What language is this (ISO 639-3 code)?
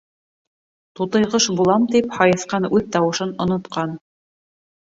bak